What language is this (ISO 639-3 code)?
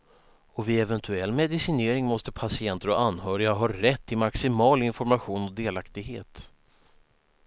swe